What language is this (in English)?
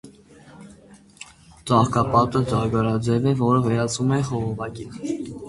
Armenian